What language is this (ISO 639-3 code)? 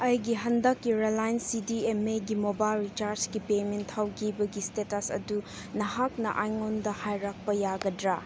mni